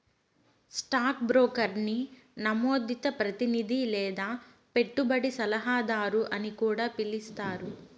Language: Telugu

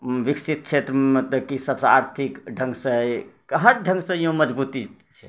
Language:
Maithili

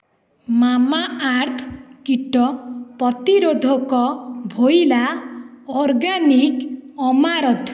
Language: Odia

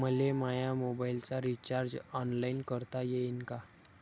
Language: Marathi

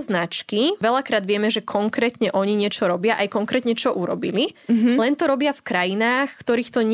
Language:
Slovak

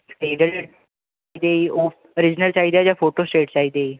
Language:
Punjabi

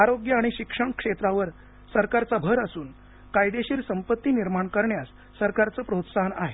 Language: Marathi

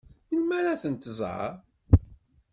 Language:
Kabyle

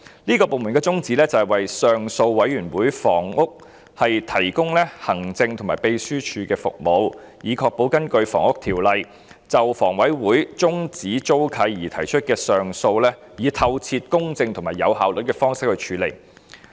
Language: Cantonese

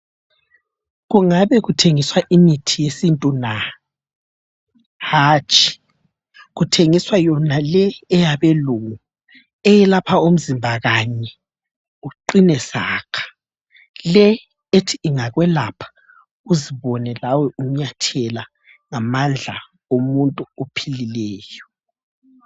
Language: North Ndebele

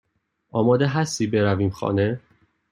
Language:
Persian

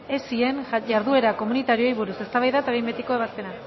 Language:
Basque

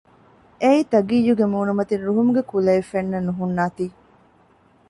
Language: Divehi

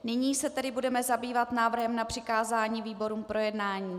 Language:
Czech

